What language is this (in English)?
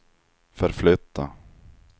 Swedish